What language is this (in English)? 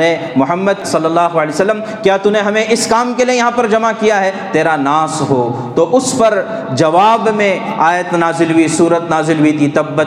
Urdu